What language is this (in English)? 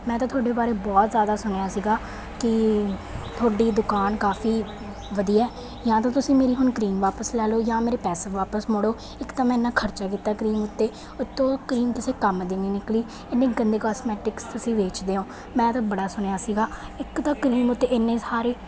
Punjabi